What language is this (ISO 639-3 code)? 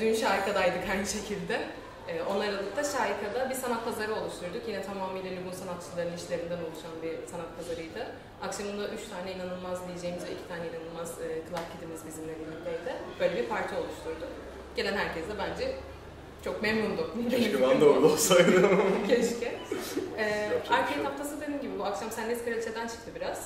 tur